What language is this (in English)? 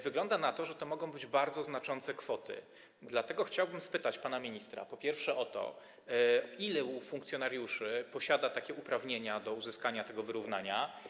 Polish